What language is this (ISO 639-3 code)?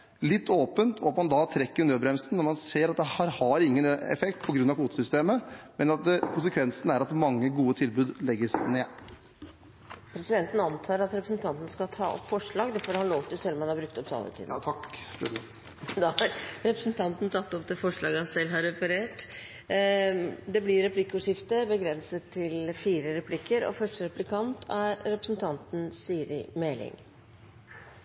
nob